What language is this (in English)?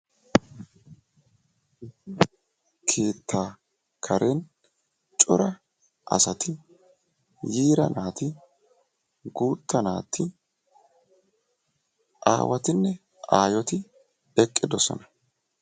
Wolaytta